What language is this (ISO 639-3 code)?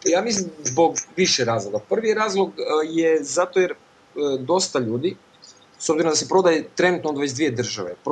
hrv